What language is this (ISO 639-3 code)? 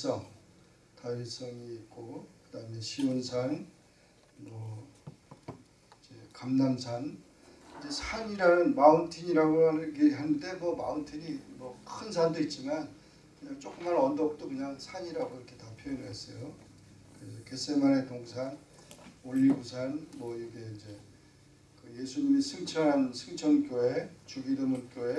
kor